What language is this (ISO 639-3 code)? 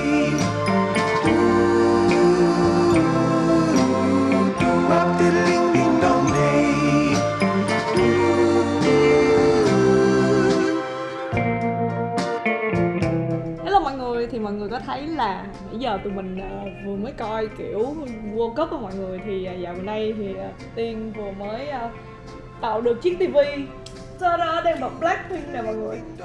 vie